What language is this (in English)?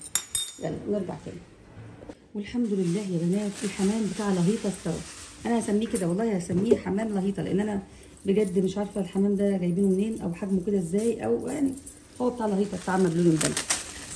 Arabic